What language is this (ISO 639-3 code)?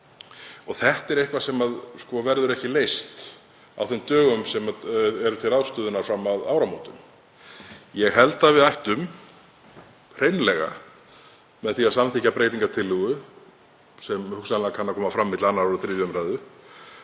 isl